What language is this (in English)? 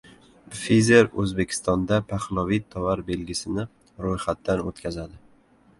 Uzbek